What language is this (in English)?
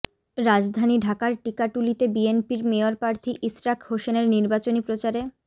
Bangla